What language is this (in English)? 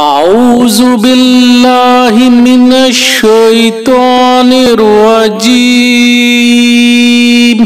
Indonesian